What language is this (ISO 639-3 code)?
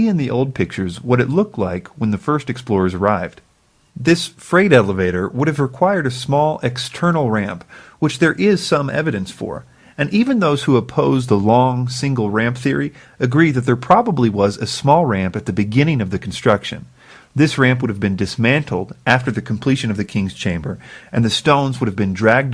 eng